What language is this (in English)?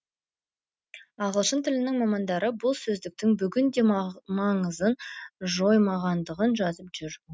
Kazakh